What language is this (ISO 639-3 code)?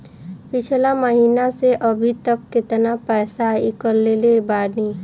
bho